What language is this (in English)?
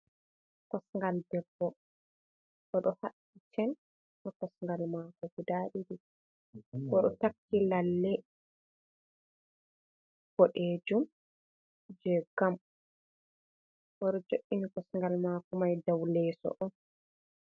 Fula